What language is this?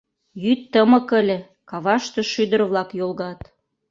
Mari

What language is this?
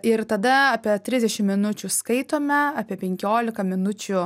Lithuanian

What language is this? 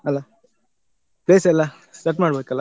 Kannada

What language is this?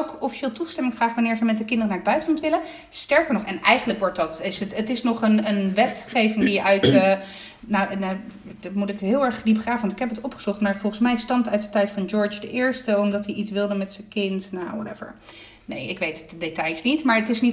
Dutch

